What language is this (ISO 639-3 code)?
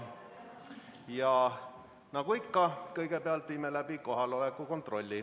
est